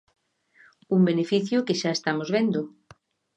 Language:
Galician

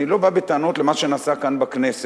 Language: Hebrew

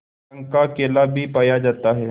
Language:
Hindi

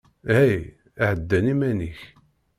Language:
Kabyle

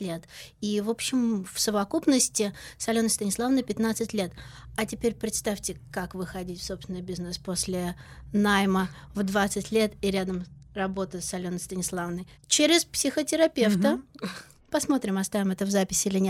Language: Russian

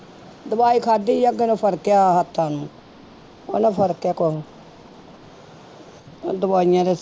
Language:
Punjabi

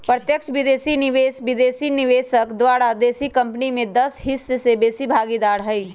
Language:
Magahi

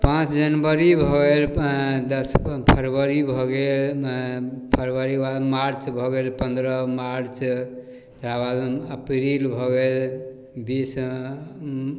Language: Maithili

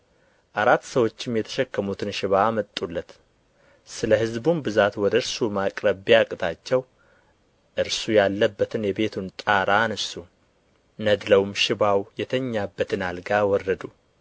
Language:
Amharic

